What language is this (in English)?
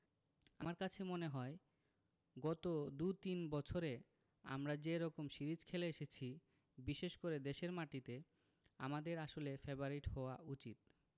Bangla